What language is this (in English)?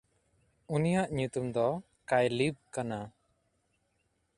Santali